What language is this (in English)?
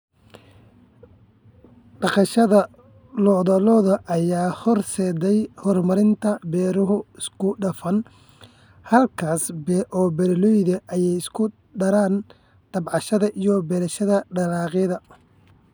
Somali